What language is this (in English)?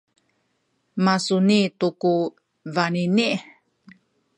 Sakizaya